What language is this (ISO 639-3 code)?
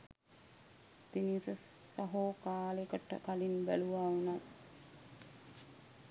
sin